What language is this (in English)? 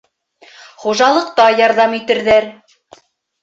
Bashkir